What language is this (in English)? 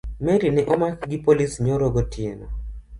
Luo (Kenya and Tanzania)